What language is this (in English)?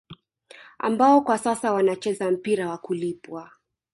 Swahili